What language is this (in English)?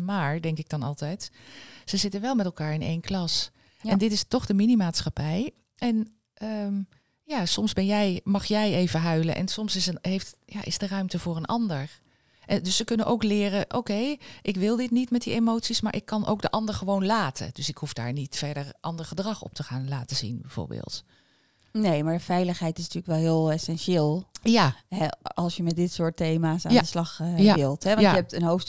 Dutch